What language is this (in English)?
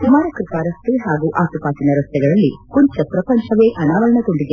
Kannada